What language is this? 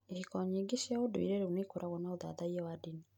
Kikuyu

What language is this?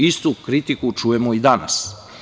Serbian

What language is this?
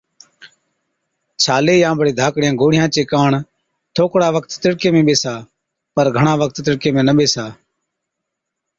Od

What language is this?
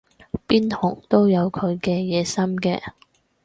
Cantonese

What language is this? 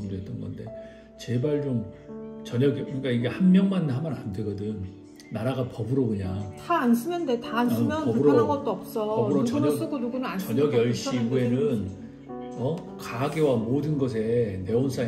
Korean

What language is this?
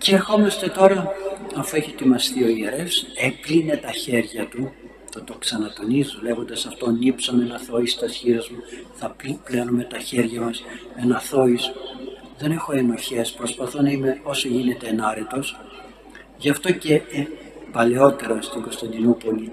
Greek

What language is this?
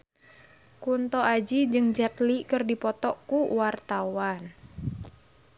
Sundanese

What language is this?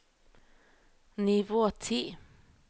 Norwegian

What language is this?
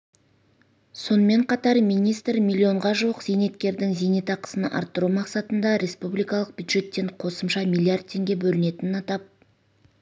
Kazakh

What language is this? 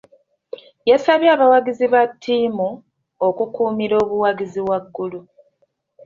Ganda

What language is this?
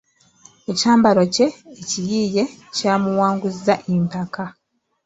Ganda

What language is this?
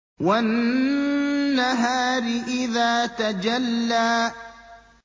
Arabic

